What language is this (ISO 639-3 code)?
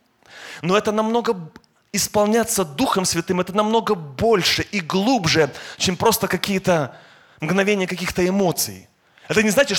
rus